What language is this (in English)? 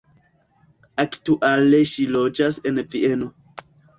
Esperanto